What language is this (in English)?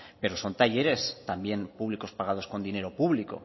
Spanish